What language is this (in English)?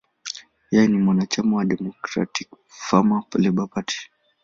Swahili